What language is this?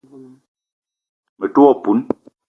Eton (Cameroon)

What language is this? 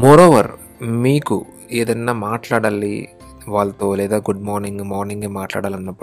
Telugu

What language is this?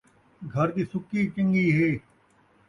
Saraiki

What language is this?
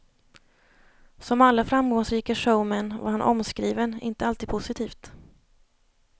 Swedish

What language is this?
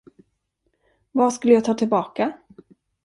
Swedish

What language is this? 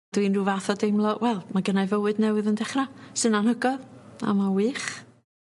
Welsh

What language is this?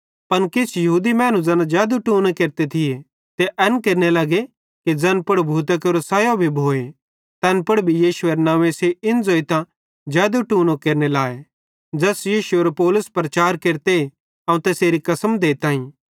Bhadrawahi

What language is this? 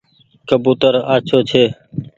Goaria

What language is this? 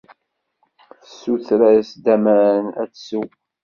Kabyle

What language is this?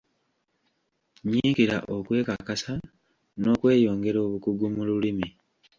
Ganda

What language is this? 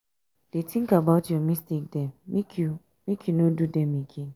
Nigerian Pidgin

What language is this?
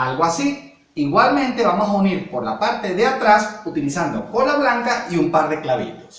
Spanish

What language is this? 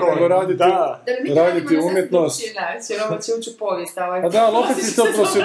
Croatian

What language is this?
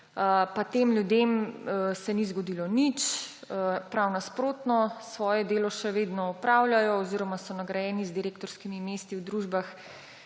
Slovenian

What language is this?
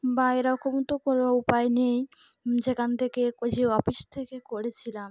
Bangla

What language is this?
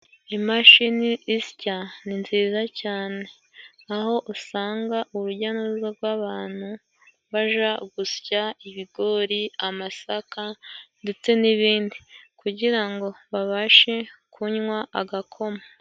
Kinyarwanda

